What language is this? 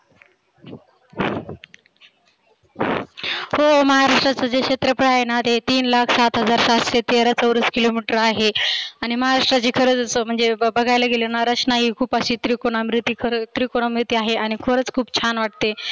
Marathi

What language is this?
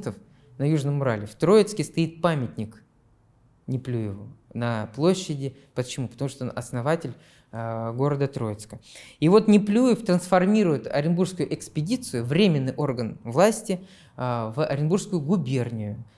Russian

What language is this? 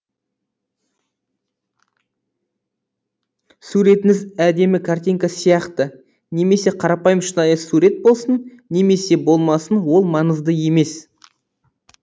Kazakh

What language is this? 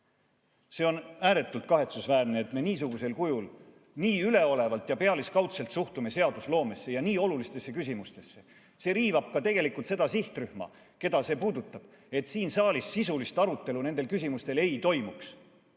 Estonian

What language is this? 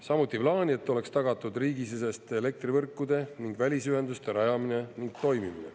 Estonian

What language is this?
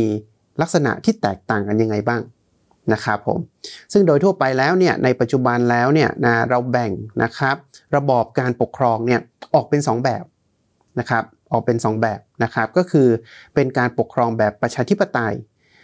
Thai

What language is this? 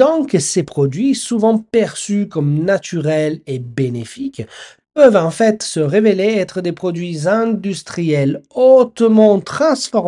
French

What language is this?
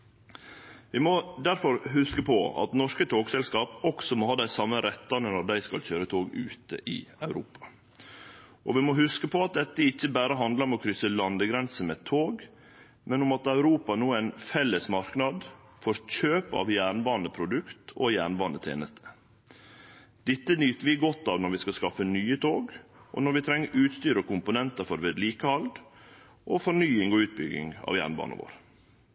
Norwegian Nynorsk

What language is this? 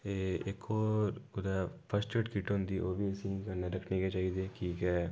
Dogri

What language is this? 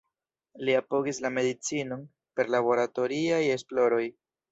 Esperanto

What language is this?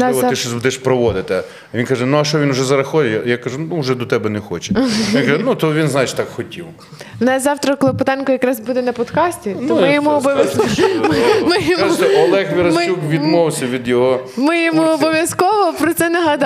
Ukrainian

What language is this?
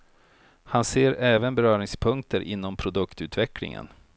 Swedish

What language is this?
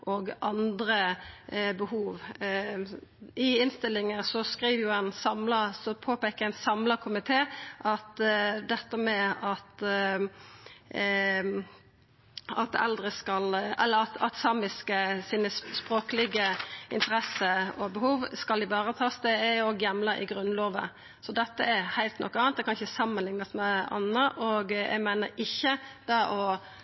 Norwegian Nynorsk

